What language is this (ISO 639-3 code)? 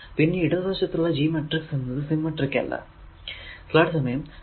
mal